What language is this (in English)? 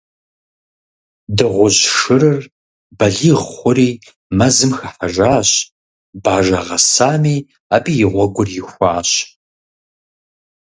Kabardian